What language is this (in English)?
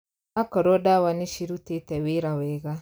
Kikuyu